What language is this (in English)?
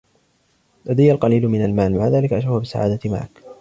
Arabic